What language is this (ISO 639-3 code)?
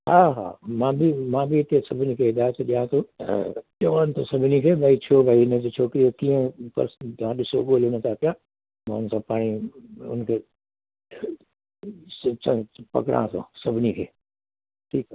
snd